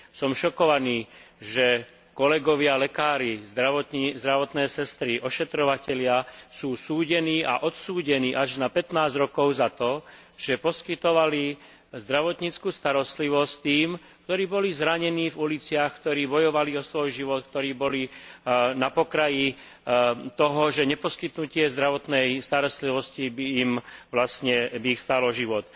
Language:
Slovak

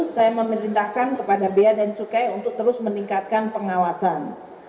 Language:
Indonesian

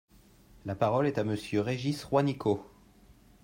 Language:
French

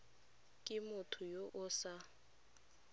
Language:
Tswana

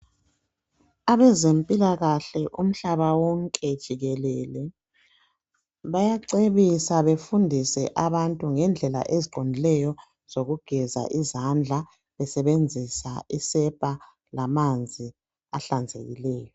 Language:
North Ndebele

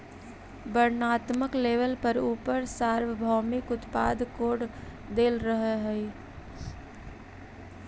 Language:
Magahi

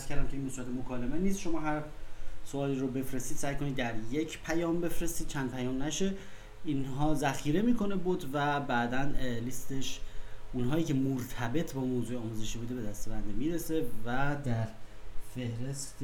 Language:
Persian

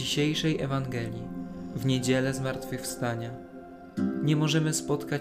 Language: Polish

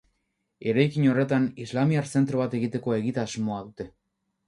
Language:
Basque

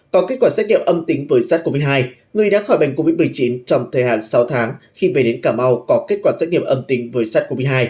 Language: Vietnamese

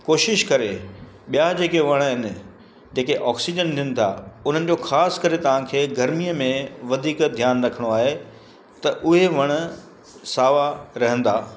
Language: Sindhi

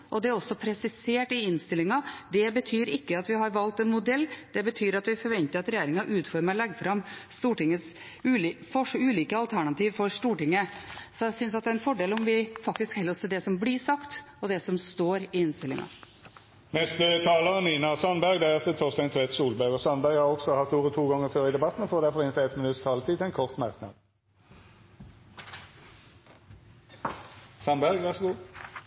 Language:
Norwegian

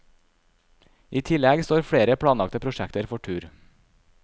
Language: Norwegian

